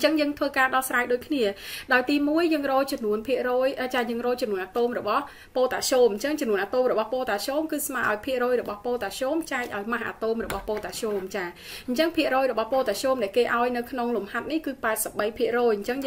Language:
Vietnamese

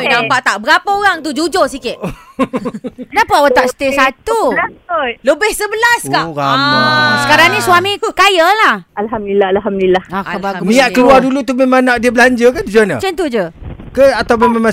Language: Malay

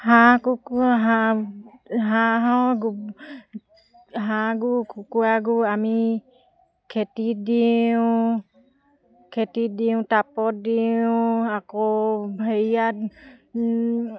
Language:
Assamese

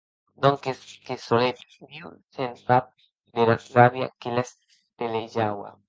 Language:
Occitan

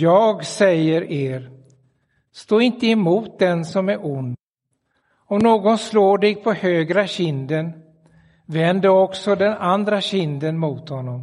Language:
Swedish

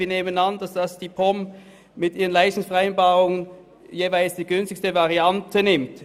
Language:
Swiss German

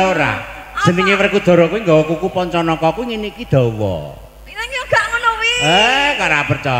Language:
Indonesian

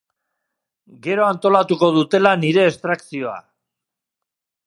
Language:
Basque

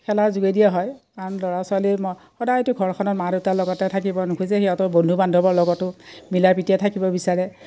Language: Assamese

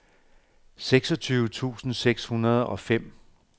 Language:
Danish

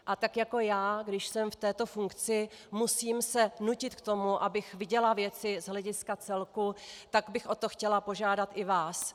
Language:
Czech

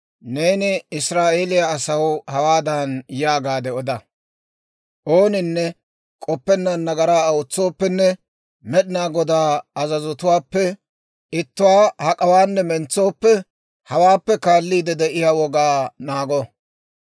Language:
Dawro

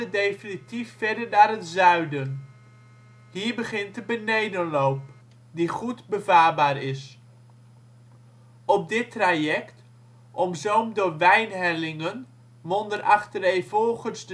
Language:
Dutch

